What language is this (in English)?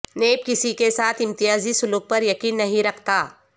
Urdu